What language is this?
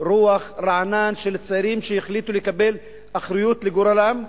Hebrew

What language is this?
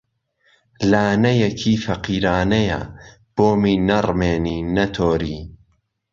Central Kurdish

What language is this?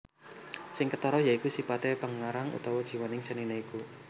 Javanese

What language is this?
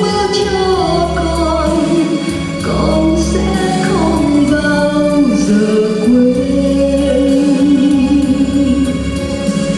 Vietnamese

